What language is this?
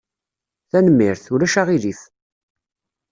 Kabyle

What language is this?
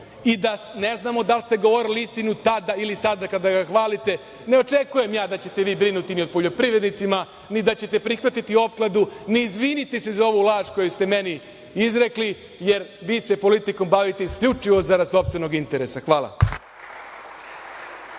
Serbian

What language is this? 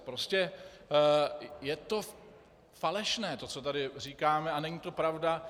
Czech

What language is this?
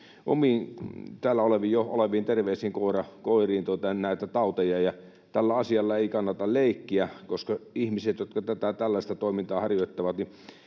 Finnish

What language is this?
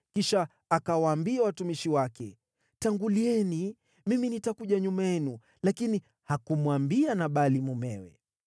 Swahili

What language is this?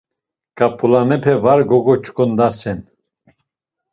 Laz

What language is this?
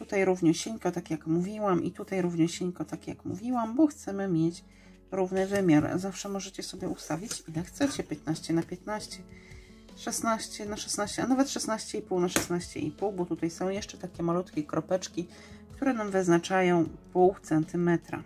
Polish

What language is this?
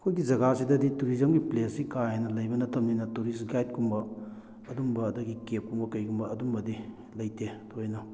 Manipuri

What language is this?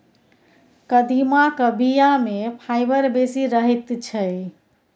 Maithili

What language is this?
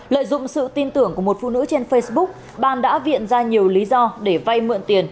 Vietnamese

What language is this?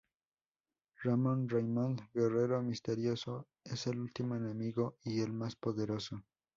Spanish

